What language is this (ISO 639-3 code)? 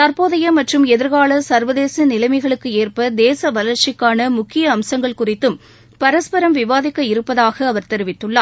tam